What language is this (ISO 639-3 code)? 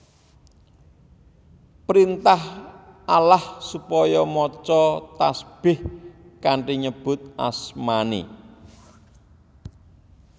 jav